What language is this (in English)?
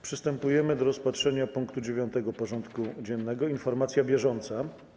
Polish